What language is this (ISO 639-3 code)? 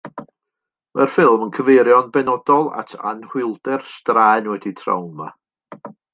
cym